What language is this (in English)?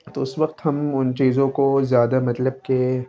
Urdu